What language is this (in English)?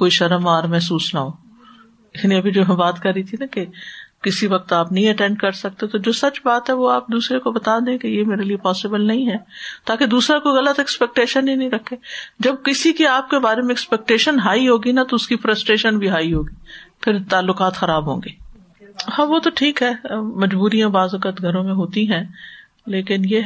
Urdu